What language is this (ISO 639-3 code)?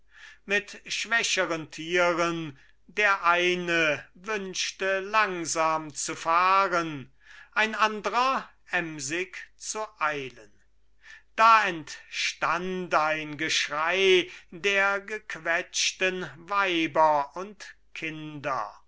deu